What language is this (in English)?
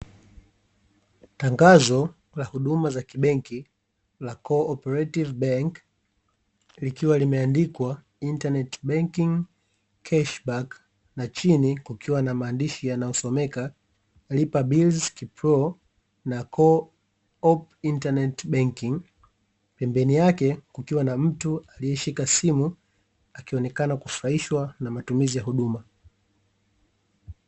Swahili